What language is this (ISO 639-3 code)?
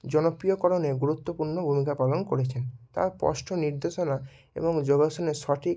ben